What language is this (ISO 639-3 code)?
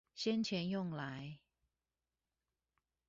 zho